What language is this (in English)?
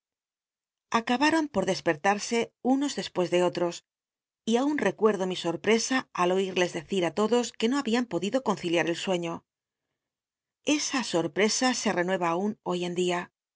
Spanish